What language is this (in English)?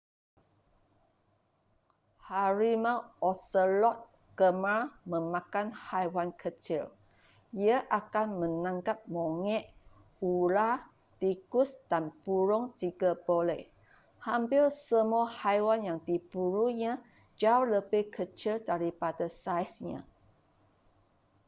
Malay